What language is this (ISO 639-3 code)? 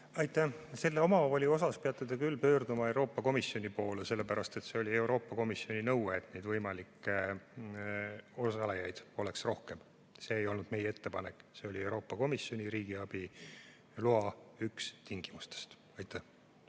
est